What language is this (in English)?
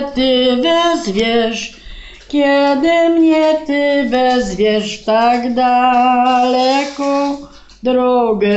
Polish